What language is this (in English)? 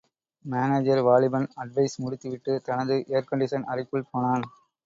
Tamil